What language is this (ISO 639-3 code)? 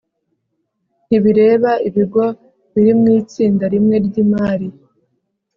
kin